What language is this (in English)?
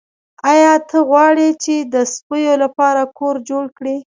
Pashto